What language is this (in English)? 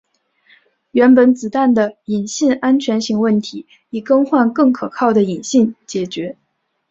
Chinese